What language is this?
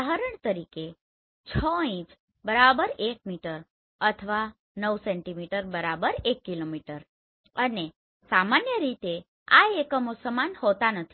Gujarati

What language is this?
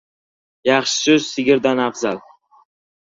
Uzbek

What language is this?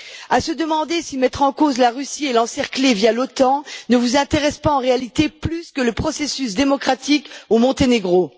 French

